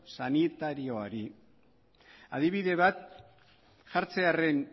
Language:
Basque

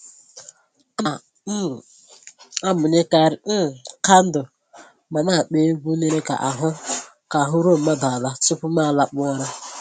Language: Igbo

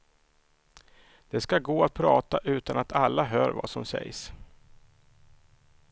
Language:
Swedish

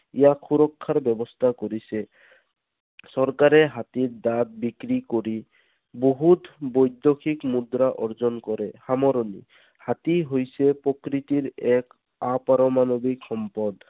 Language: Assamese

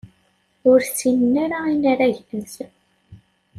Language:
Kabyle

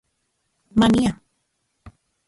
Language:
Central Puebla Nahuatl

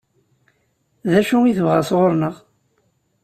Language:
Kabyle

